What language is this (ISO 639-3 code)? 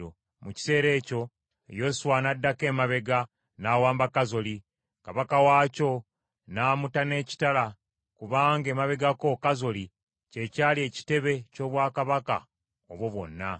lug